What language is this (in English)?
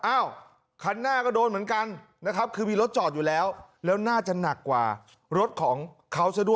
Thai